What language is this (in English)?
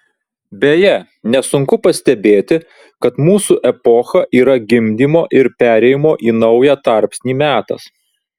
Lithuanian